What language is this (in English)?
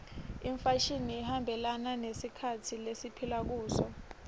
Swati